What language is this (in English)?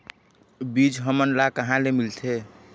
Chhattisgarhi